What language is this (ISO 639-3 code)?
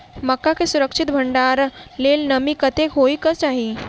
mai